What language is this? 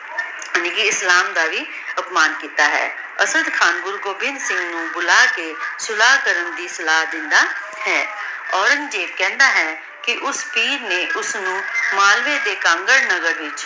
Punjabi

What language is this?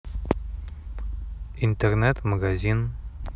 Russian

